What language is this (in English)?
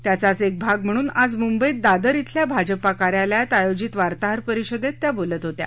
Marathi